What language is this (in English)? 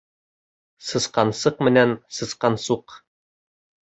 Bashkir